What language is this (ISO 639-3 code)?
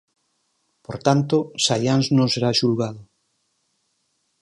glg